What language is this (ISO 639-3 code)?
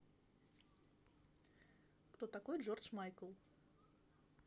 rus